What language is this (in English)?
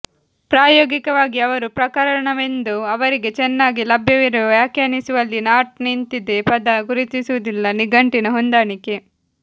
Kannada